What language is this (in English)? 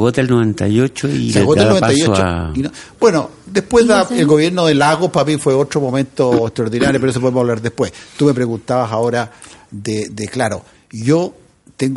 Spanish